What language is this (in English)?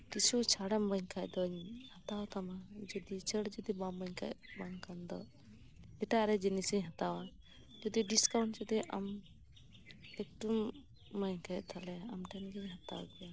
Santali